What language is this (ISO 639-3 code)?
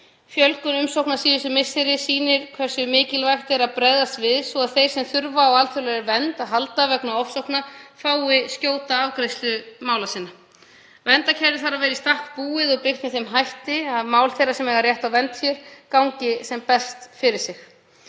isl